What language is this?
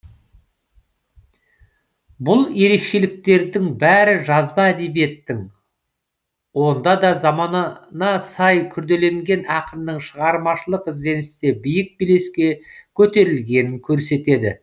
Kazakh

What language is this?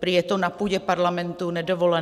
Czech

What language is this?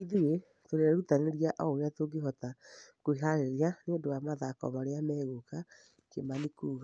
Kikuyu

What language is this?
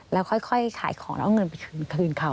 Thai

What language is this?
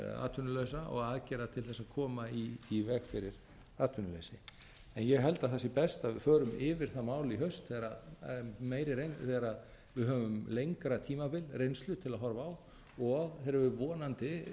Icelandic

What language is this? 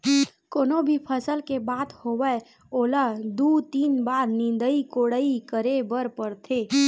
Chhattisgarhi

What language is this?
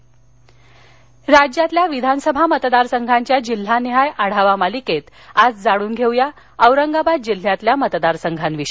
Marathi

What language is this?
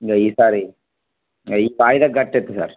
Telugu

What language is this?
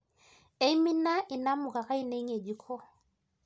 Masai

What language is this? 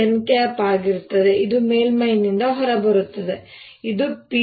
Kannada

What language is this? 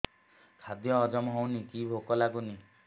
Odia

